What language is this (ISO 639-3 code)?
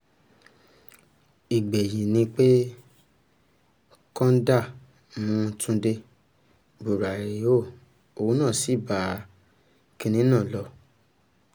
yor